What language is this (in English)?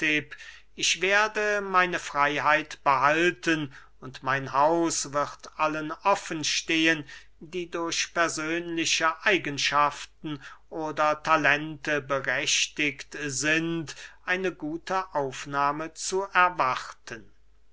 German